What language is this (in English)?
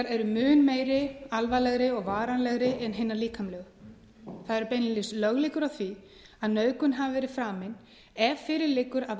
Icelandic